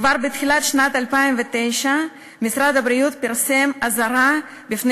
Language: Hebrew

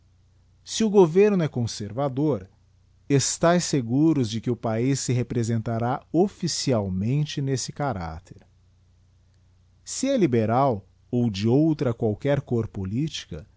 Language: Portuguese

